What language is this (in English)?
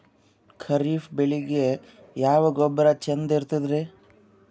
Kannada